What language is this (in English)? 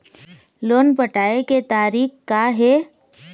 Chhattisgarhi